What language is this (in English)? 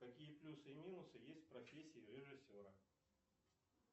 Russian